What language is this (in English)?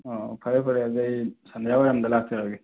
Manipuri